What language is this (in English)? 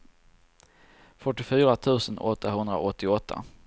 Swedish